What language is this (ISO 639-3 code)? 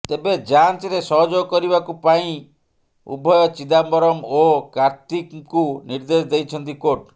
ori